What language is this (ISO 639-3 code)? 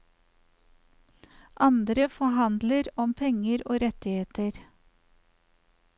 nor